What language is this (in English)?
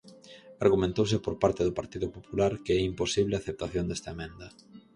Galician